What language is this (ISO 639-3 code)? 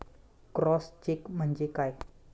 mar